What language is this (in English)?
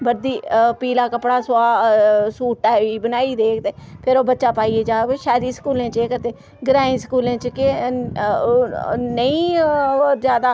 Dogri